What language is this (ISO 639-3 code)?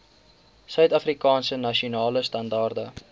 afr